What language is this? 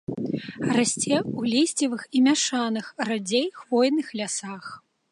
Belarusian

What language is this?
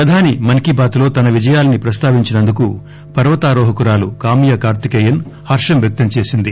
Telugu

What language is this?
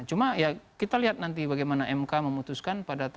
Indonesian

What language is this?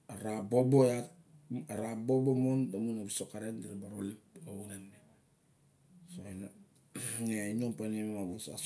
Barok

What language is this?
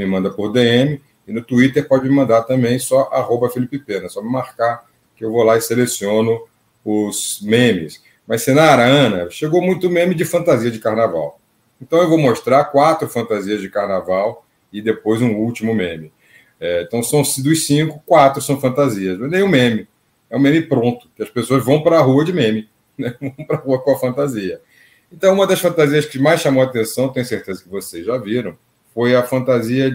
Portuguese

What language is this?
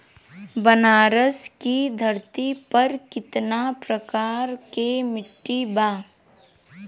Bhojpuri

